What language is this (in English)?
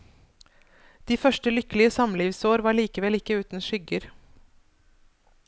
Norwegian